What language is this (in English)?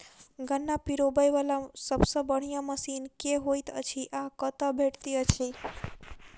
Maithili